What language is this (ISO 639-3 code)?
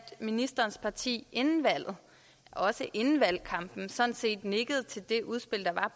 dan